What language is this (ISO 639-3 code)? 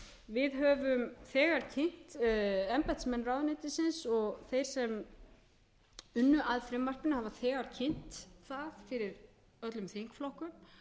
isl